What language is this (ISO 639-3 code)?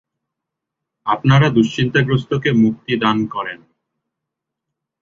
ben